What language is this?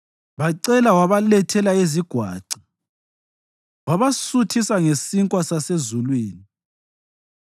North Ndebele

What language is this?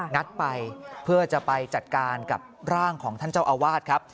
Thai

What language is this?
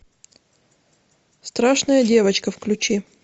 Russian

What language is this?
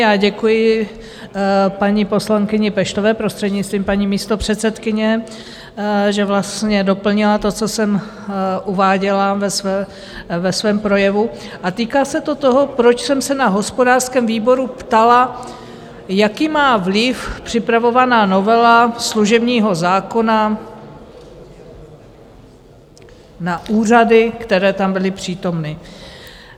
Czech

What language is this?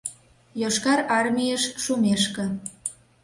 Mari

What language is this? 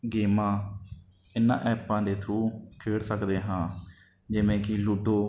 Punjabi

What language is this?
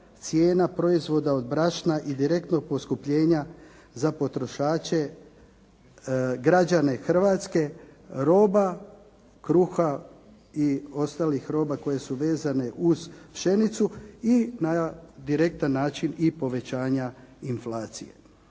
Croatian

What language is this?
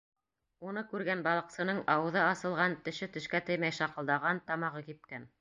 Bashkir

